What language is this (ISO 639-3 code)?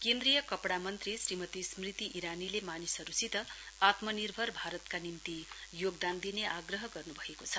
nep